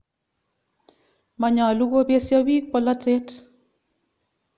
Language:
Kalenjin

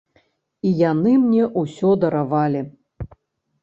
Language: Belarusian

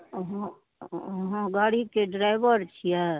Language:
Maithili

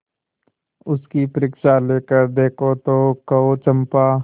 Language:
Hindi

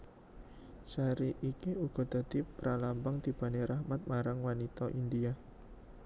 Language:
Javanese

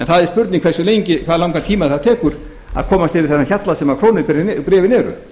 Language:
Icelandic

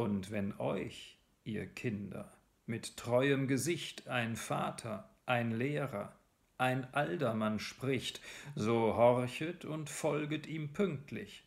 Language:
German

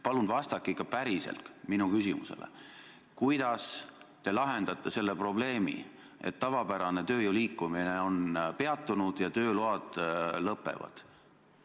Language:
Estonian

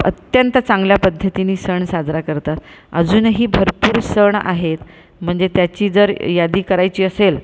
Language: Marathi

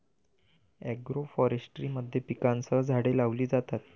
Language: Marathi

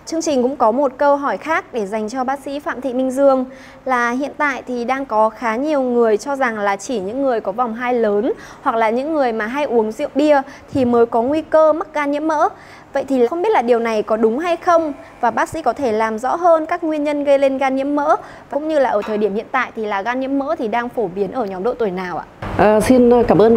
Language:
Vietnamese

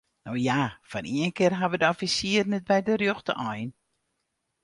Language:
Western Frisian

